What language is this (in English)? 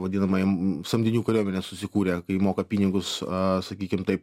Lithuanian